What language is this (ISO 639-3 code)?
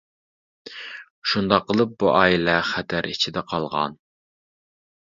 uig